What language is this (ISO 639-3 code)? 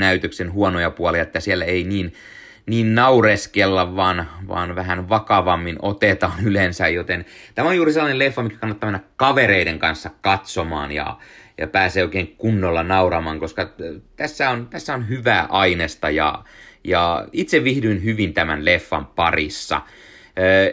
fin